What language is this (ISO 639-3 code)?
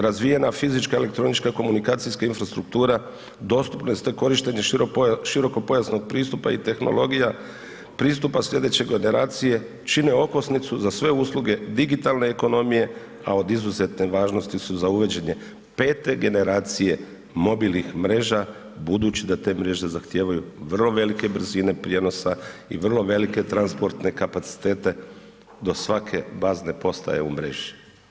hrv